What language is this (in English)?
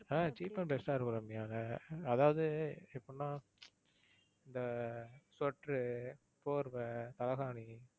Tamil